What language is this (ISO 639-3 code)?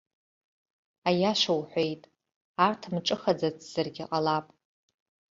abk